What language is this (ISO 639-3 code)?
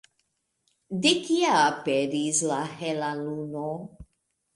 epo